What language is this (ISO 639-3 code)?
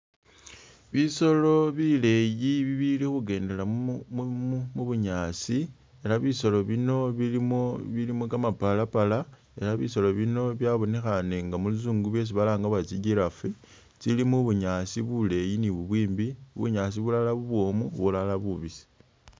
myx